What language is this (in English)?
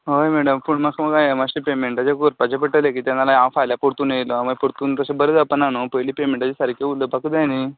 Konkani